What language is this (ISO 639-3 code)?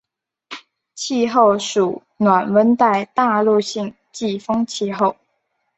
zho